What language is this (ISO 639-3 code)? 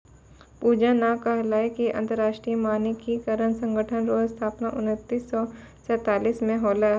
mai